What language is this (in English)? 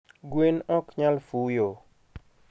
Luo (Kenya and Tanzania)